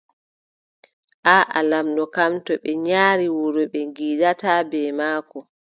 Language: Adamawa Fulfulde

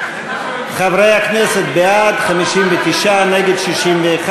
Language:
Hebrew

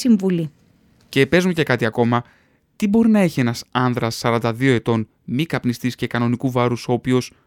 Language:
Greek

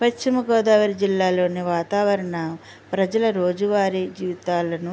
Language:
Telugu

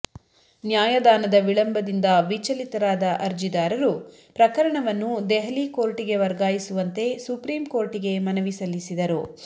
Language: Kannada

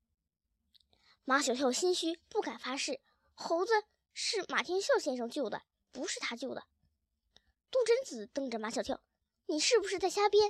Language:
Chinese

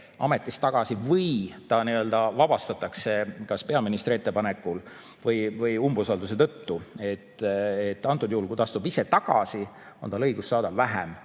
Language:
Estonian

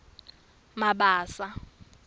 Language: Swati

